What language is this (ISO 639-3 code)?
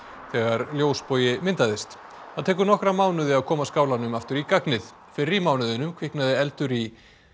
isl